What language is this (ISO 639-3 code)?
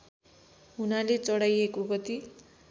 nep